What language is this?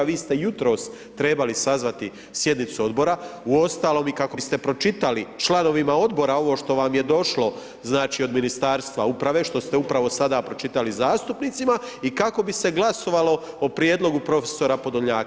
Croatian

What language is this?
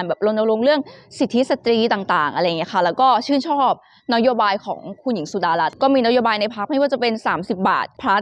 Thai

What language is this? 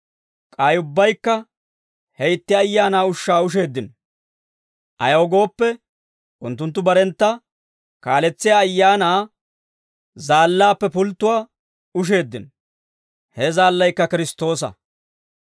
Dawro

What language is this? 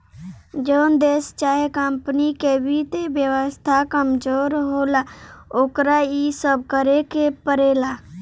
Bhojpuri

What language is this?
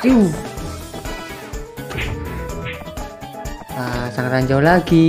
Indonesian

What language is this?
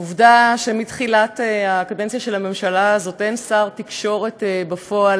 Hebrew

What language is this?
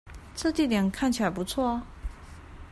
Chinese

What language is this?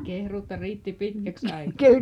Finnish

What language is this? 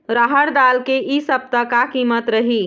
Chhattisgarhi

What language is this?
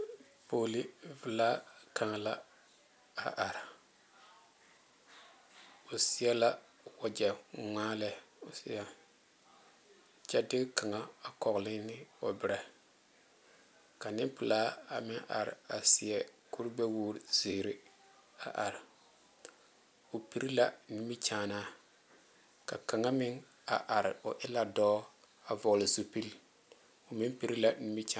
Southern Dagaare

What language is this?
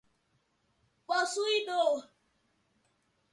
Portuguese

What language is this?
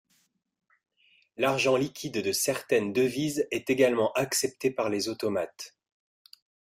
French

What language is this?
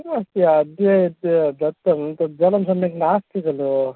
Sanskrit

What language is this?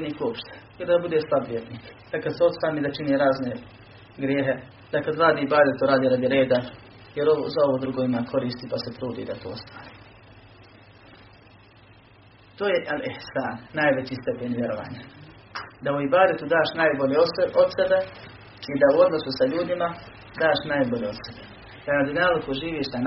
Croatian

